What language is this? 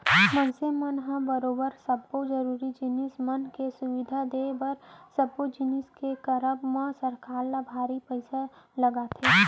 Chhattisgarhi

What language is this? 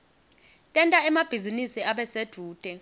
Swati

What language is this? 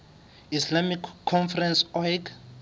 Southern Sotho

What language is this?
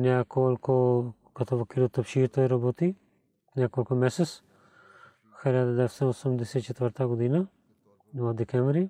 Bulgarian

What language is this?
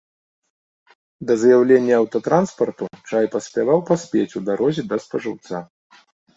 Belarusian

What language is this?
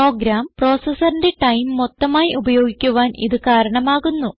Malayalam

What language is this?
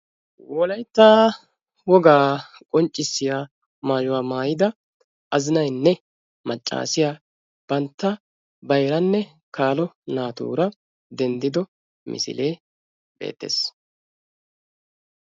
Wolaytta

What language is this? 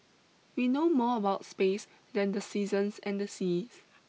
English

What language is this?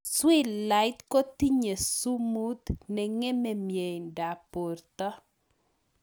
Kalenjin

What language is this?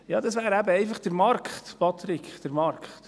Swiss German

